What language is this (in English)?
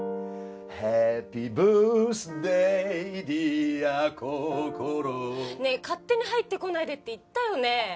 Japanese